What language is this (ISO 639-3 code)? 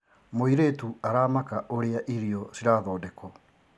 kik